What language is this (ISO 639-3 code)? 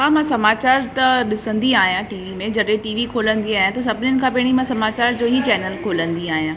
snd